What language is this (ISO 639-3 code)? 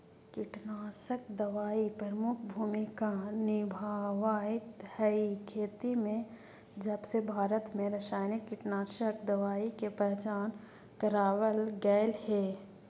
mag